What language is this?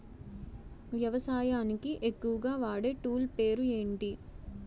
Telugu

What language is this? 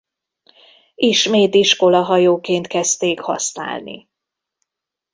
Hungarian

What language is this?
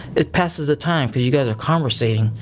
English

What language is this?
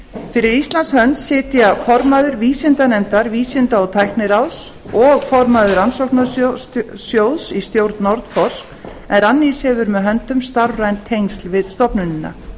Icelandic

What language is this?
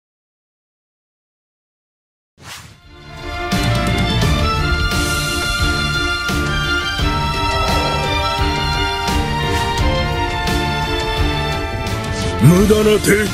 Japanese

